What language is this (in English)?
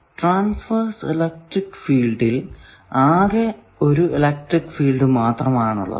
Malayalam